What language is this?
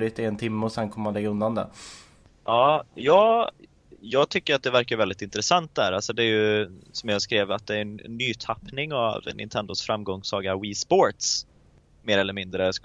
Swedish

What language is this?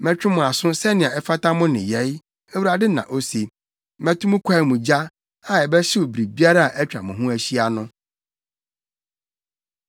Akan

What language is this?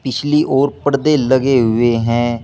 Hindi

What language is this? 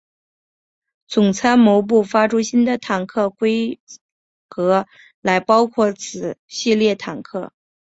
Chinese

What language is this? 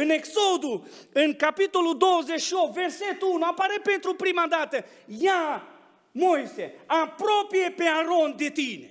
Romanian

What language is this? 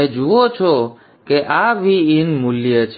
Gujarati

